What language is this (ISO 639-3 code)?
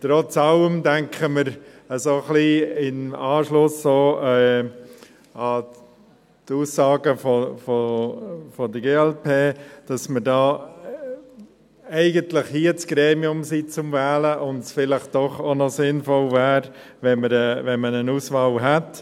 gsw